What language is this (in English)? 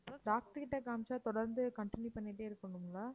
Tamil